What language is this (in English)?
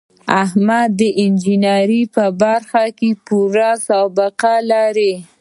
Pashto